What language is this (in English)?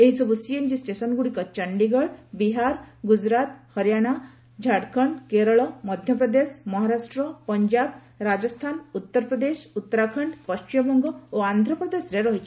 Odia